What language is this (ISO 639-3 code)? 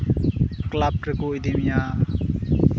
sat